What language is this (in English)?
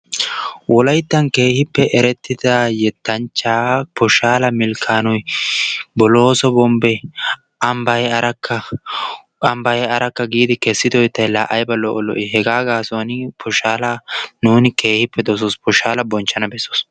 Wolaytta